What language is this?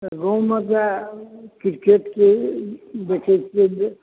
Maithili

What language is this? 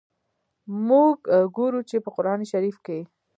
Pashto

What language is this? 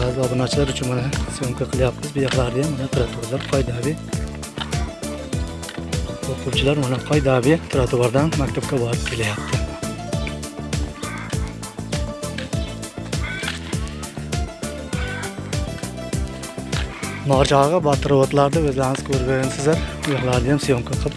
Turkish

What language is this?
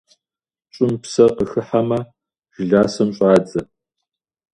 Kabardian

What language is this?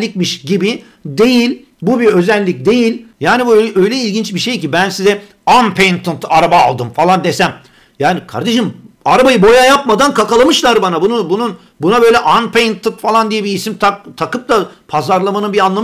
Turkish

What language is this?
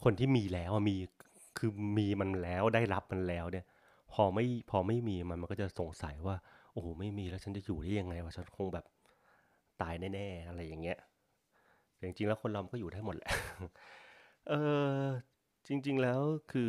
Thai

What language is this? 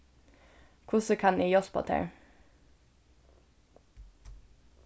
Faroese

